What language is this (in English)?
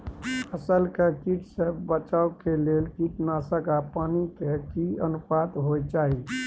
Maithili